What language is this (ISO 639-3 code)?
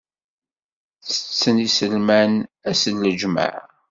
kab